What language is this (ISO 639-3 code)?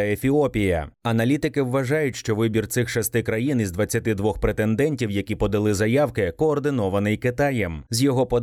ukr